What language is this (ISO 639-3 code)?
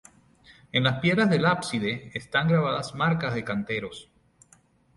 spa